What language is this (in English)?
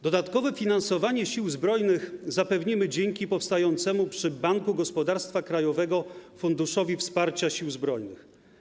Polish